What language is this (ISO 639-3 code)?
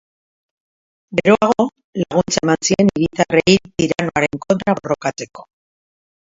eus